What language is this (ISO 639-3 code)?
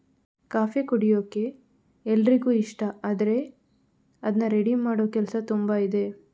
kan